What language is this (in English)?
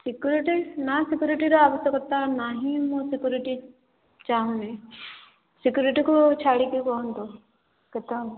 Odia